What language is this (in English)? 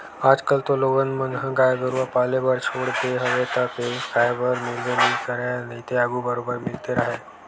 Chhattisgarhi